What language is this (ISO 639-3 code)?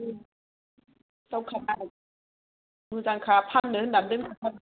brx